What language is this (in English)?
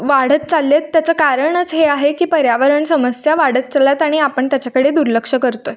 Marathi